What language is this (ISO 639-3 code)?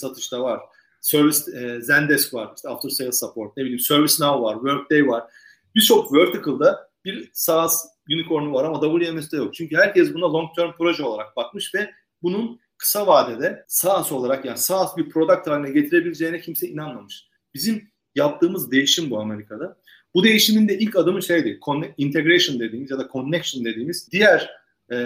tur